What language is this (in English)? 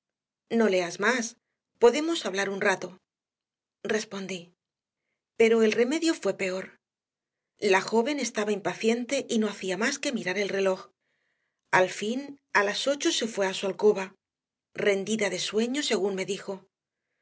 Spanish